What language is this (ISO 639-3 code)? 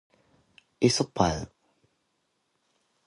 kor